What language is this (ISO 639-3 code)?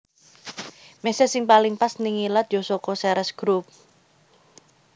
jav